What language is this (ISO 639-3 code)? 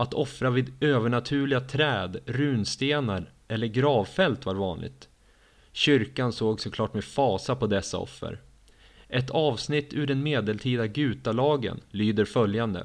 swe